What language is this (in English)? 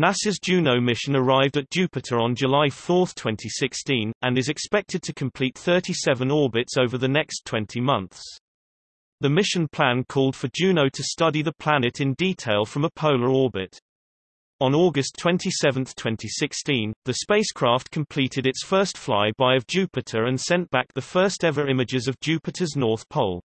English